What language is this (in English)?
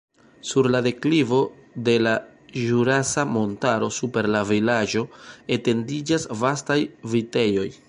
Esperanto